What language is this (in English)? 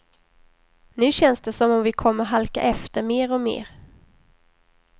Swedish